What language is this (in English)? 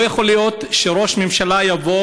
Hebrew